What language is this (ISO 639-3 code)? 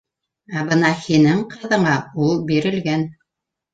bak